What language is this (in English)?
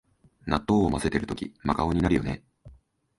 Japanese